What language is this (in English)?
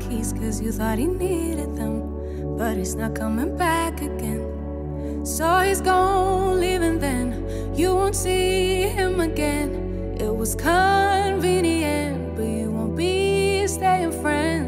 Romanian